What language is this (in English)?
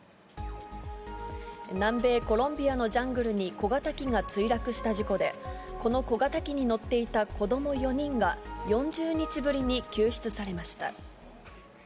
Japanese